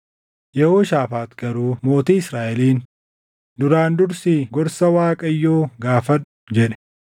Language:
Oromo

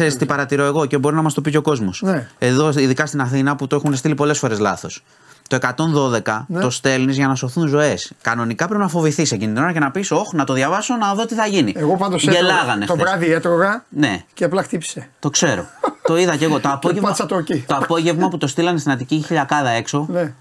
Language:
Greek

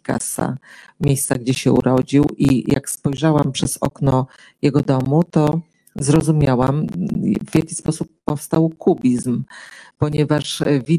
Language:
Polish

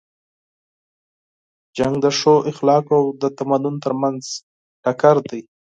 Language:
Pashto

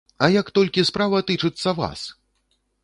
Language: Belarusian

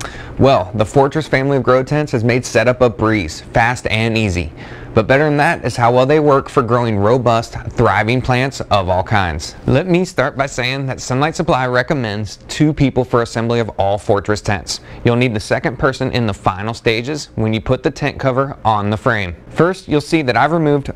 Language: English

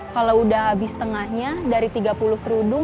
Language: Indonesian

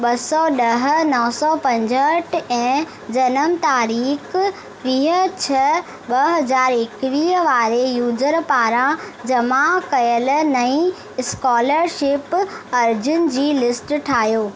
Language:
Sindhi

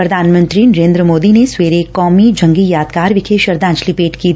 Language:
Punjabi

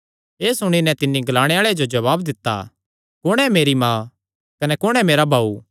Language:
Kangri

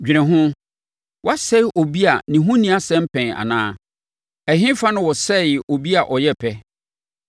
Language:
Akan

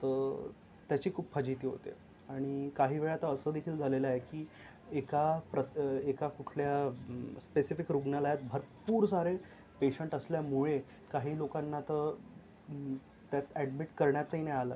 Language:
Marathi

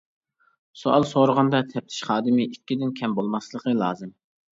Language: Uyghur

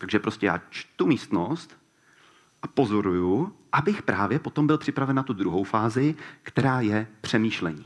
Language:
Czech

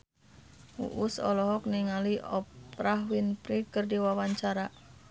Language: Sundanese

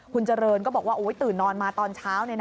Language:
Thai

